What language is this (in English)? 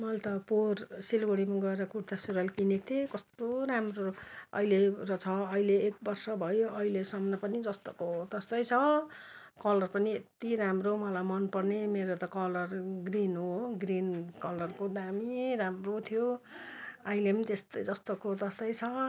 Nepali